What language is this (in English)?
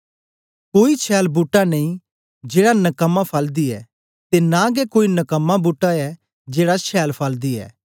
Dogri